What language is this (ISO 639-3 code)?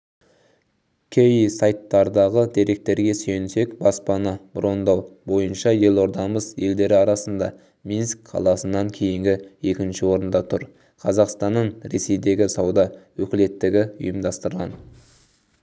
kaz